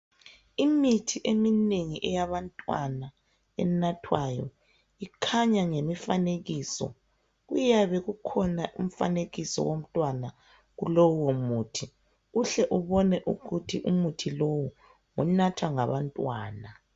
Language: North Ndebele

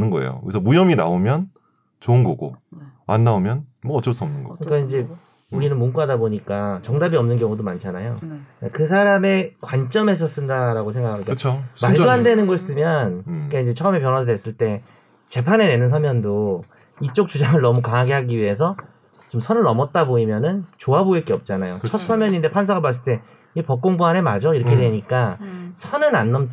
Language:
Korean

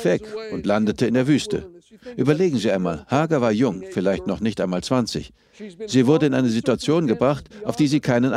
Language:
German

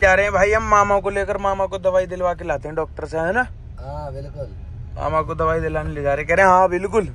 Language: Hindi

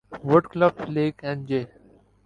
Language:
Urdu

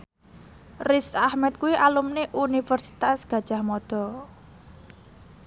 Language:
Javanese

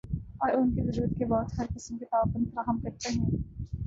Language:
Urdu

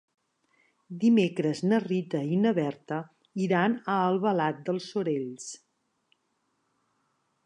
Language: Catalan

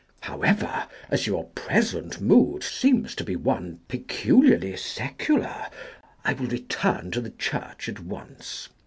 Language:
English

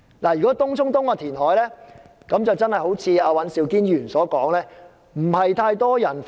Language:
Cantonese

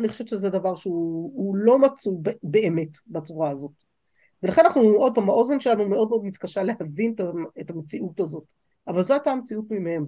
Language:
Hebrew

